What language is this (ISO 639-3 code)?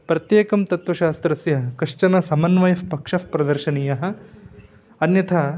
san